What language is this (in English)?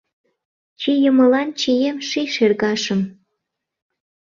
Mari